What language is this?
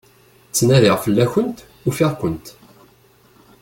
Kabyle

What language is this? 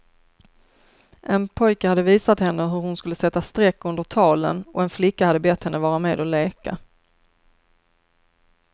Swedish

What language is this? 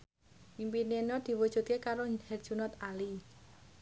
Javanese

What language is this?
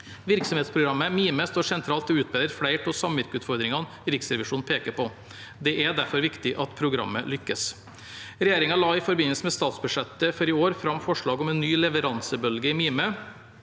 Norwegian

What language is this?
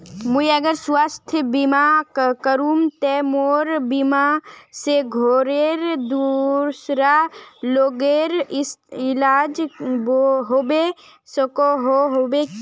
Magahi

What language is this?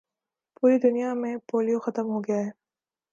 Urdu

